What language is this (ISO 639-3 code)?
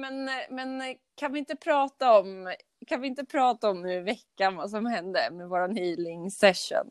swe